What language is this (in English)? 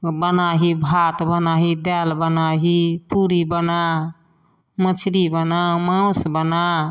Maithili